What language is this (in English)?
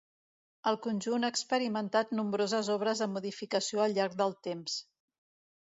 Catalan